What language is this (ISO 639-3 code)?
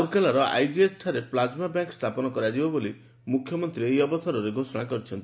ori